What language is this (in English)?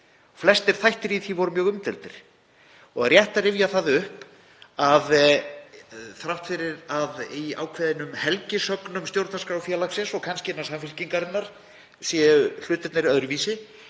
Icelandic